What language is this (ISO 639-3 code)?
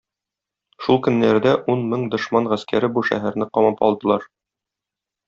tat